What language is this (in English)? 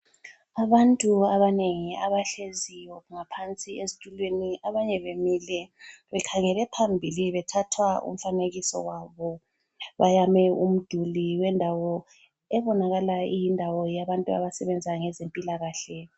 North Ndebele